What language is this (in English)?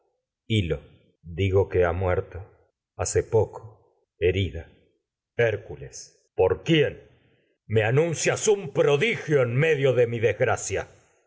Spanish